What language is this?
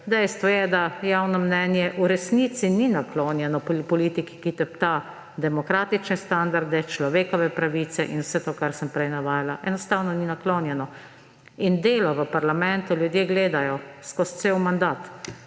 Slovenian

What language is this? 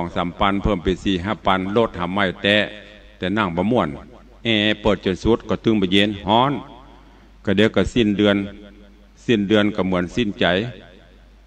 Thai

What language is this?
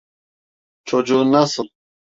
Turkish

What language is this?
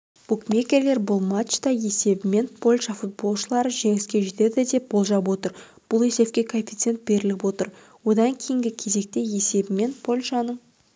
Kazakh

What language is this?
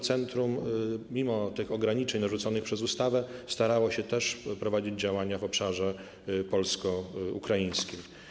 Polish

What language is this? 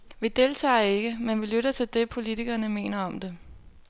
Danish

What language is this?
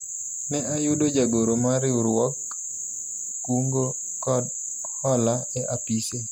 Luo (Kenya and Tanzania)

